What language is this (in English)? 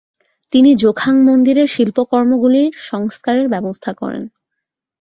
Bangla